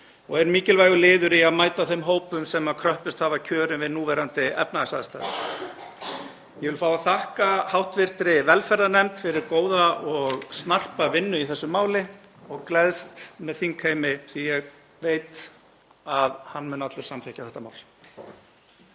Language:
Icelandic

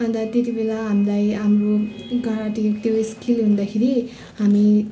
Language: Nepali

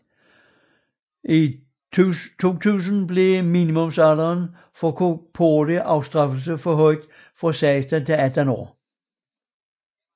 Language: Danish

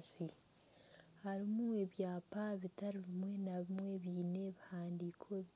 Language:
Nyankole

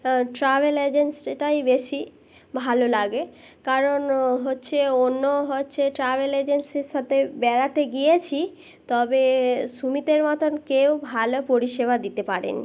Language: Bangla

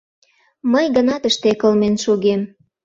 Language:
Mari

